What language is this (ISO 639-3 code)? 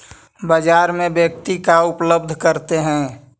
mag